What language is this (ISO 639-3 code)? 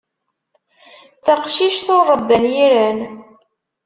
kab